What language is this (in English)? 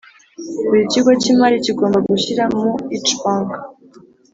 Kinyarwanda